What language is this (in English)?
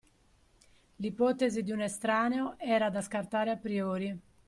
Italian